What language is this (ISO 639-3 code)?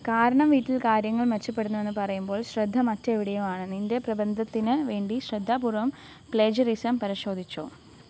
mal